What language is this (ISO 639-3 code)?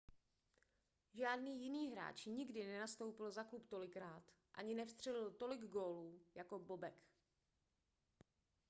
ces